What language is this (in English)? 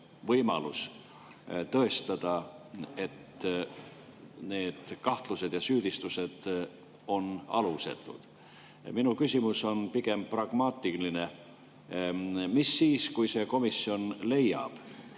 Estonian